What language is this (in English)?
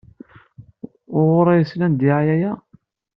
Kabyle